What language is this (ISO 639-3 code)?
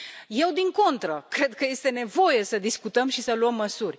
ron